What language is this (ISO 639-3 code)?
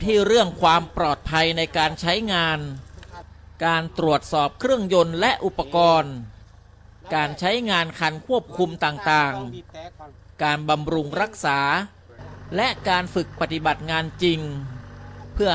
tha